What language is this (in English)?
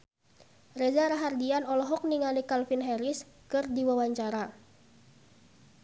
Sundanese